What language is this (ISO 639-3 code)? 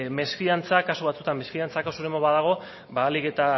eus